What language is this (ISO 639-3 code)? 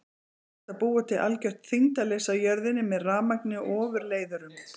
isl